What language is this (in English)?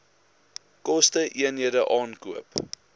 Afrikaans